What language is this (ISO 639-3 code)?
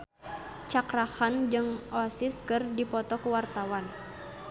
sun